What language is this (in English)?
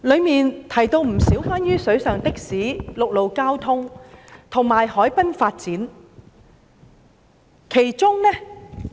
Cantonese